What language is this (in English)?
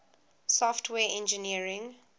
English